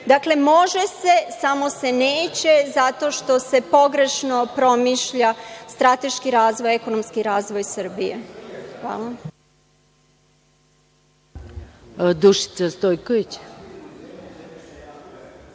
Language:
Serbian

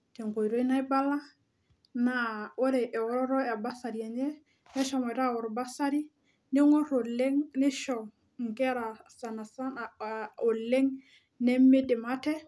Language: Masai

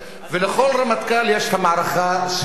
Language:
Hebrew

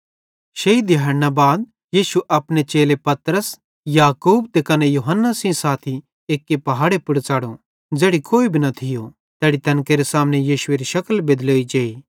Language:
Bhadrawahi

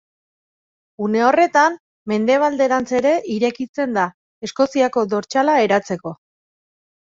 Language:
Basque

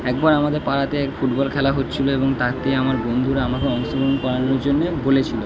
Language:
Bangla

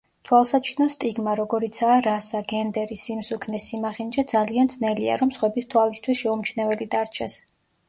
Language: Georgian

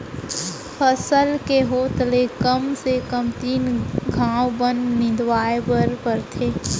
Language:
Chhattisgarhi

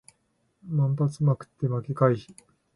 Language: Japanese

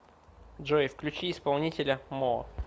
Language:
Russian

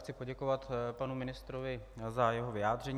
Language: Czech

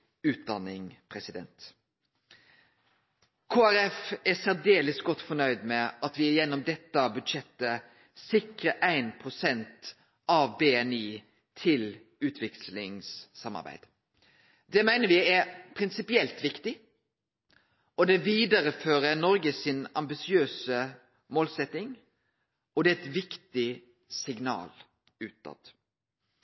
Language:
Norwegian Nynorsk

